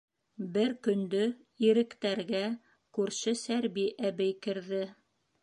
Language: Bashkir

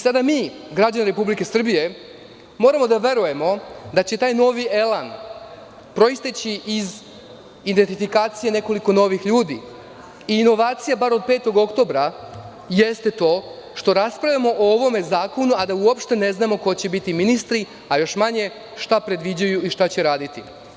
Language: Serbian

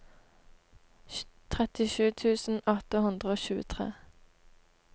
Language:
Norwegian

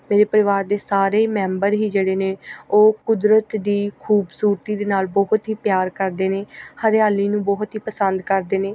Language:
Punjabi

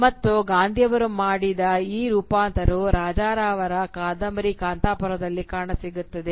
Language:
Kannada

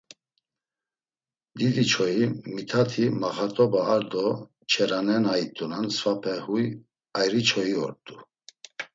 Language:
Laz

